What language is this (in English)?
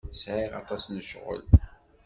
Kabyle